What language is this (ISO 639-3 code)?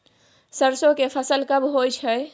mai